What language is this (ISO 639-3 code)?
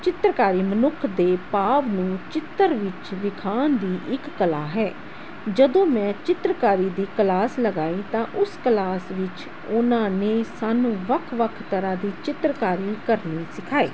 pan